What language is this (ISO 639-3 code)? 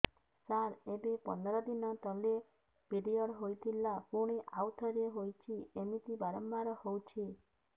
ori